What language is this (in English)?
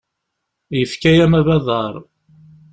Kabyle